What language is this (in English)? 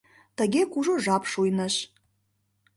Mari